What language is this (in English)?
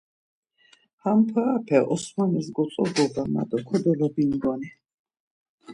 Laz